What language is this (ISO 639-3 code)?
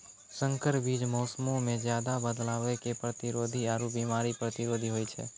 mai